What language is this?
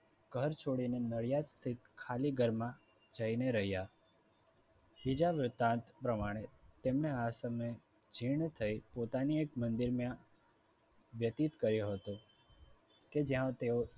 Gujarati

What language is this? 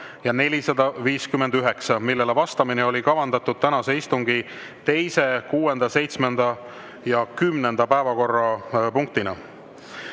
Estonian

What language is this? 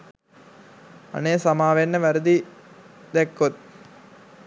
Sinhala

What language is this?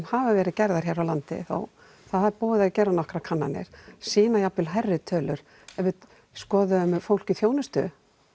Icelandic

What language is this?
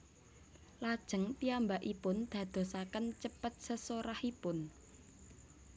Javanese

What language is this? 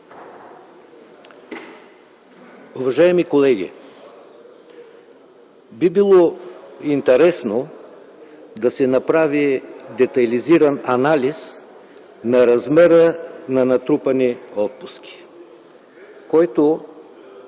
Bulgarian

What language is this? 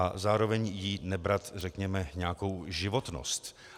Czech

